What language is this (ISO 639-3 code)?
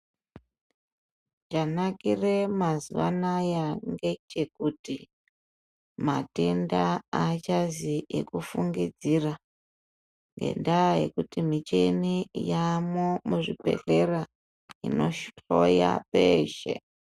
ndc